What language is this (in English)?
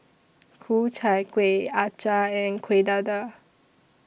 English